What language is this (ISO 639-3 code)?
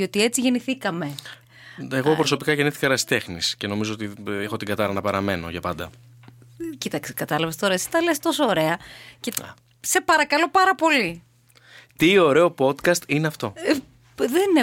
ell